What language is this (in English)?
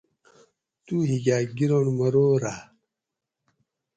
Gawri